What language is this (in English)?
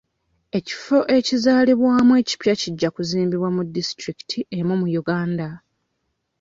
Ganda